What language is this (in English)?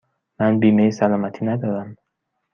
Persian